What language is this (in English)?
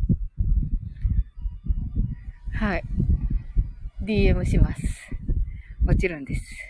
Japanese